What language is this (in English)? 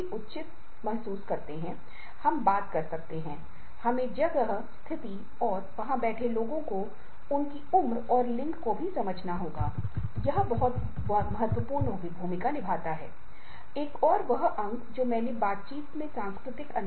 Hindi